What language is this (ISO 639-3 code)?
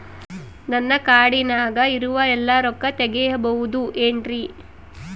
kan